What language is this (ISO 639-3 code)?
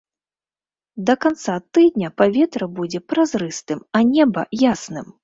bel